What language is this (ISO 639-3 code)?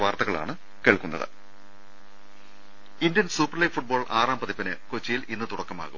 mal